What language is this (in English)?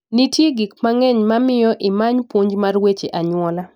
Luo (Kenya and Tanzania)